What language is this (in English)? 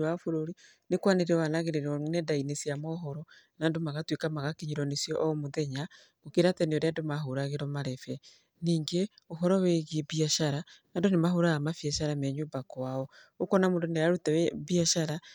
Kikuyu